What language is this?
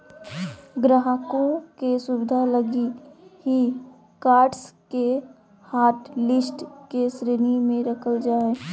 Magahi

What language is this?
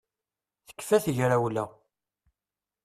Kabyle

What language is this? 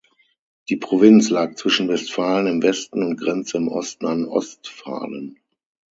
German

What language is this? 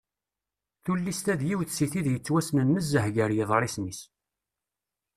Kabyle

